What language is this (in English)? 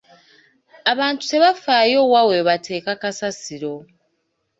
Ganda